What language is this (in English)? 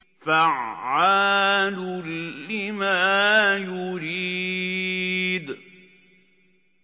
Arabic